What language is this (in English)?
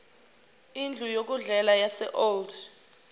Zulu